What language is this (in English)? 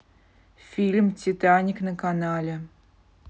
Russian